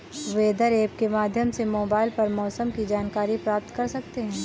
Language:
Hindi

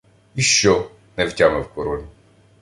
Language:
Ukrainian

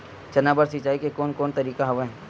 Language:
Chhattisgarhi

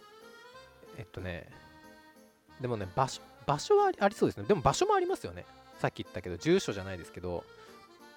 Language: Japanese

